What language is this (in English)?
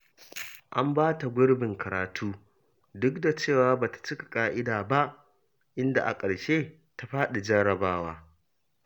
Hausa